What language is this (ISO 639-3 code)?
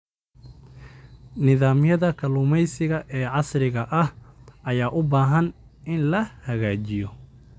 som